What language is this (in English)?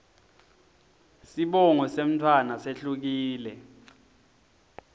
Swati